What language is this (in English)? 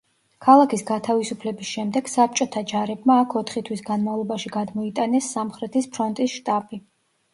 Georgian